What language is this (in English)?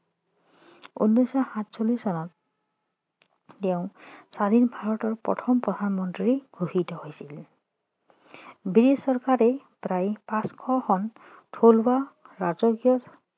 Assamese